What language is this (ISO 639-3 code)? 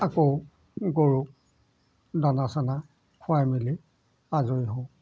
asm